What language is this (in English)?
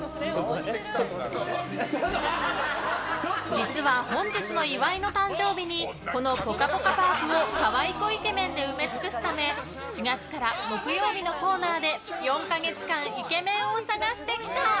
Japanese